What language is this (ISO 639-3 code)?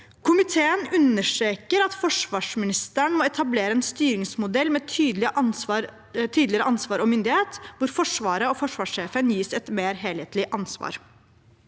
nor